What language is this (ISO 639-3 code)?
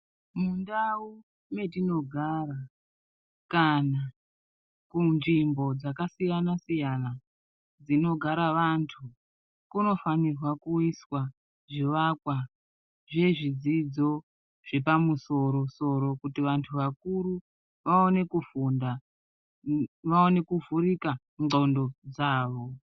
ndc